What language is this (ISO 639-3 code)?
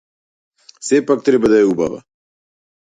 mkd